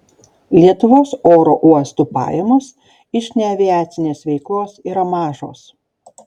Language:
Lithuanian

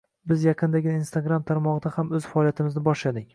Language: Uzbek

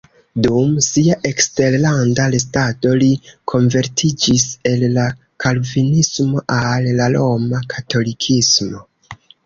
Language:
Esperanto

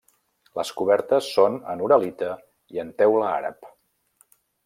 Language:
Catalan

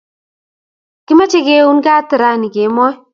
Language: Kalenjin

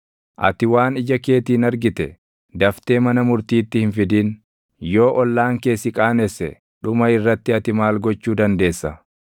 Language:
Oromo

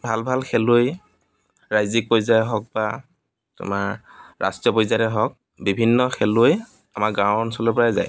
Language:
Assamese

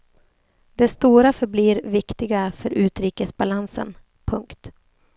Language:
Swedish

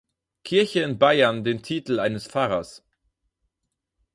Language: German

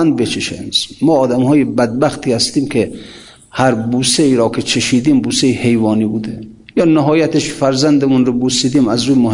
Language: Persian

